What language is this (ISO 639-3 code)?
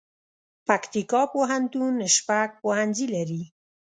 pus